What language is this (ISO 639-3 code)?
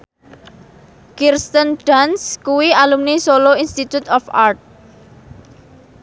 jav